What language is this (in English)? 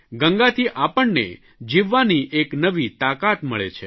Gujarati